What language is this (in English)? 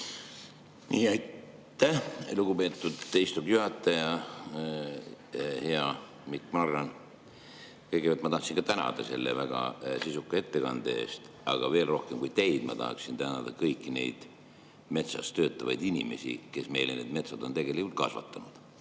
Estonian